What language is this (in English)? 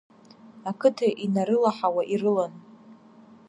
Abkhazian